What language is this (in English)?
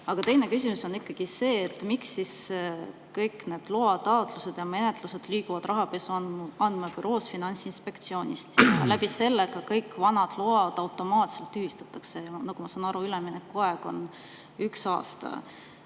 Estonian